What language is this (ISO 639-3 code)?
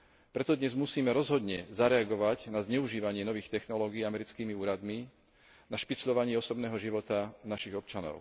slk